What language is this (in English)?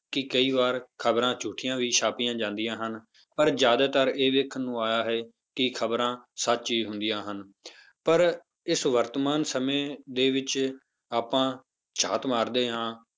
Punjabi